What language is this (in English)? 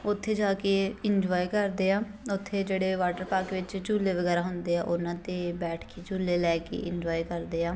Punjabi